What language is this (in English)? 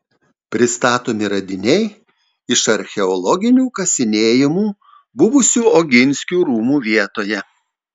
Lithuanian